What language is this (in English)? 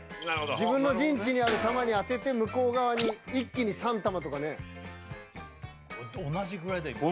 Japanese